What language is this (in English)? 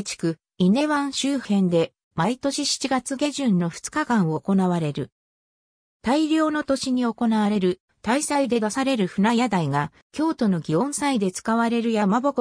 Japanese